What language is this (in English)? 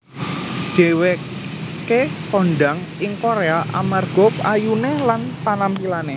Javanese